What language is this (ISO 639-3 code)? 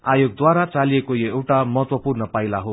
nep